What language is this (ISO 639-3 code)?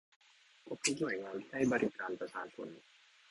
tha